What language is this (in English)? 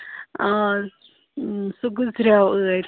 Kashmiri